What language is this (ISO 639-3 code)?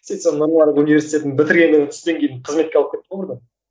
kaz